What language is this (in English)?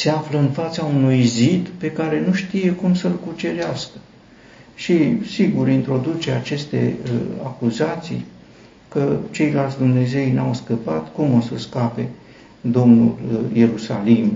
Romanian